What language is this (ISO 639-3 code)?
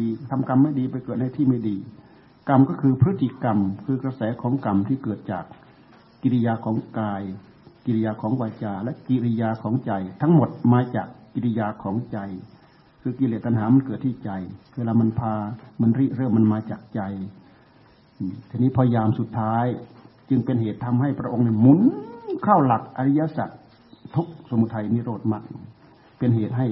tha